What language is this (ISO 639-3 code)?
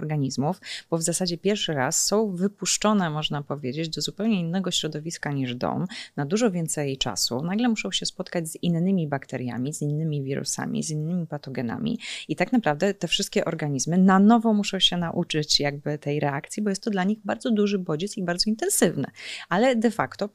pol